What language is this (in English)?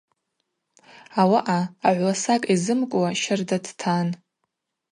Abaza